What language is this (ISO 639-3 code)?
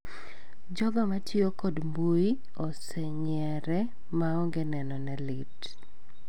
luo